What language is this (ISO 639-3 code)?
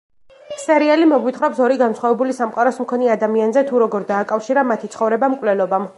kat